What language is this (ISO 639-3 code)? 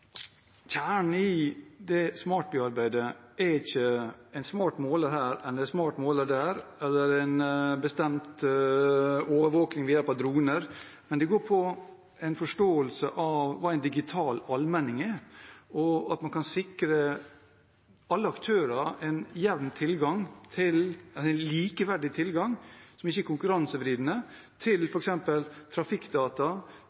nob